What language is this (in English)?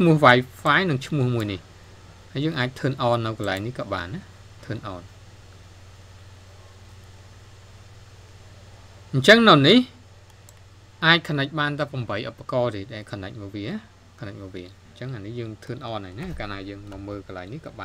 Thai